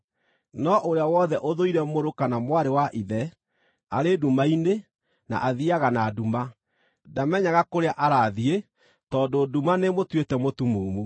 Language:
Kikuyu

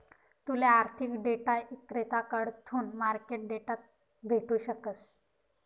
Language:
Marathi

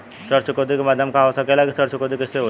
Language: Bhojpuri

